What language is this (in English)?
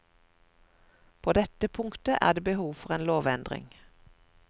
Norwegian